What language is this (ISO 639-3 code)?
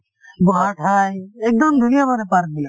asm